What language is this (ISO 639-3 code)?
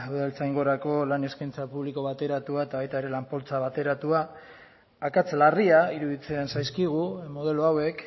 eus